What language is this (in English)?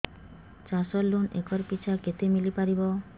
Odia